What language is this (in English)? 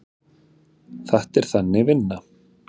Icelandic